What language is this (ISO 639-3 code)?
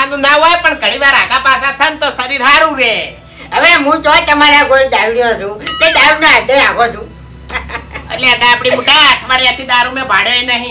guj